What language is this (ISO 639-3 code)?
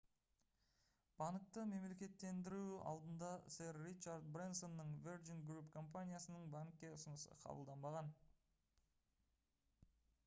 kaz